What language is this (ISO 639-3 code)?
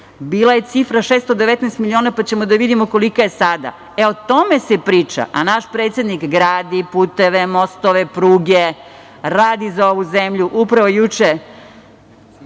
srp